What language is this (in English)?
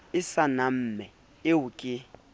Southern Sotho